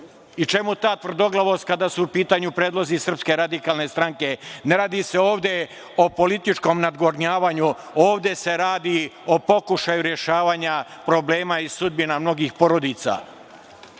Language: Serbian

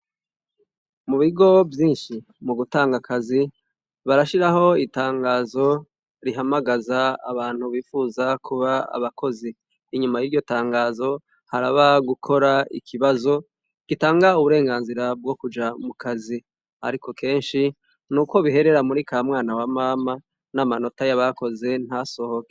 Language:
Rundi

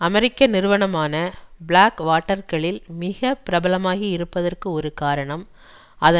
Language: Tamil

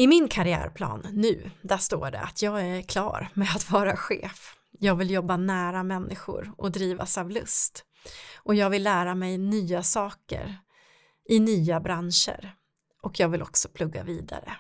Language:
Swedish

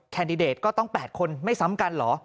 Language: Thai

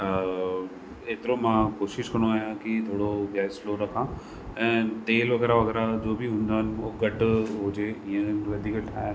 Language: Sindhi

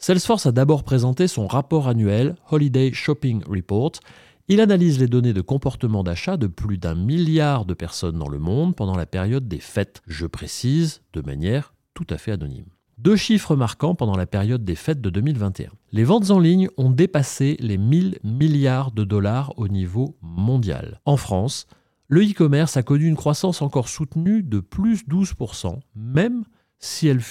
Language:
French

